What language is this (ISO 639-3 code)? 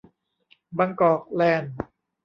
tha